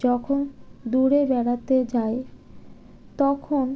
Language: Bangla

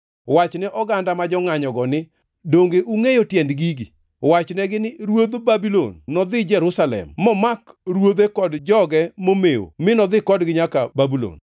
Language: Luo (Kenya and Tanzania)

